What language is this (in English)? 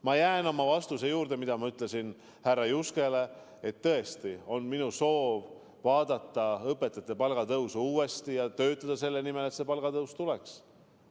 Estonian